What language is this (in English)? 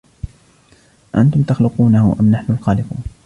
Arabic